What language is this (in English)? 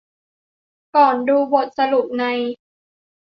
Thai